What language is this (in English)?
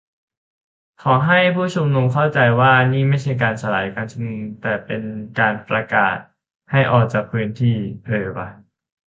Thai